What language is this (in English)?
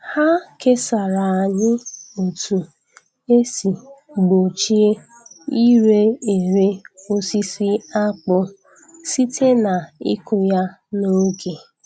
Igbo